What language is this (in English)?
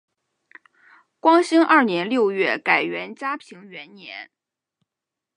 Chinese